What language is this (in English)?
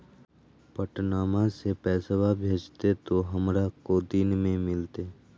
Magahi